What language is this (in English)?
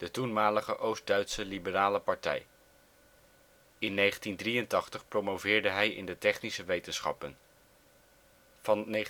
Dutch